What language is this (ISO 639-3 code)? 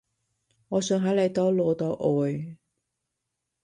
yue